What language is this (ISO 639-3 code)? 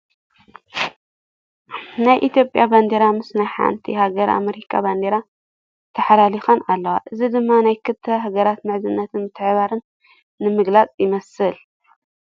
tir